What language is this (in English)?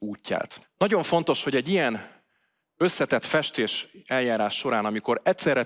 Hungarian